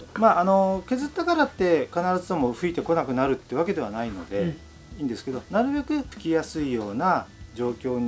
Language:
Japanese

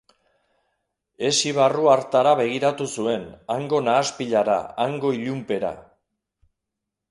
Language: Basque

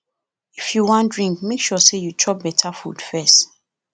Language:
Nigerian Pidgin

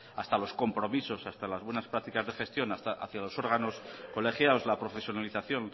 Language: Spanish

